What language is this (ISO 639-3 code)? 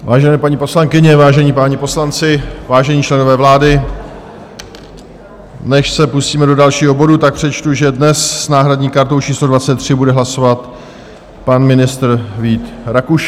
ces